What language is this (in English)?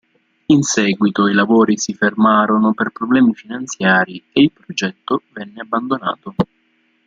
Italian